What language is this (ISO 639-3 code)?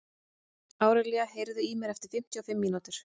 isl